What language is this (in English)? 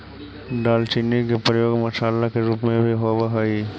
Magahi